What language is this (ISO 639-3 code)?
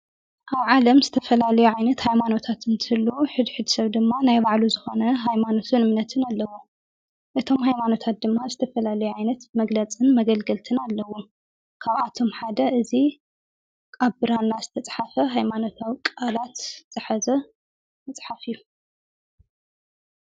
tir